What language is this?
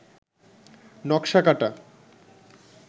Bangla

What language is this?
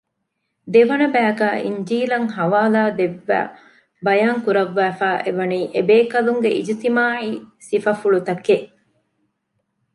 Divehi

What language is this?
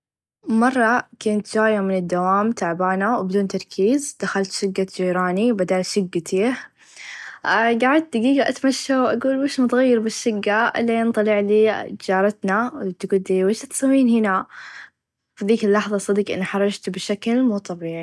Najdi Arabic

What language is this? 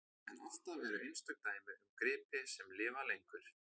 Icelandic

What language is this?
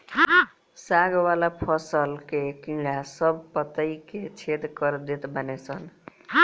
Bhojpuri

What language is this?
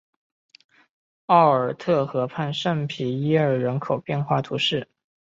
Chinese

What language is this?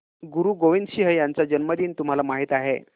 Marathi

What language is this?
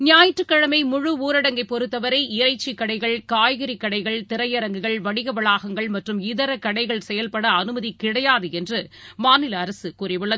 Tamil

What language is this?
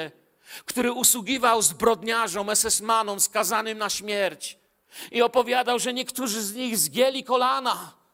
Polish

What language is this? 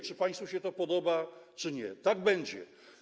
Polish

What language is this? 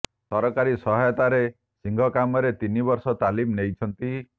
Odia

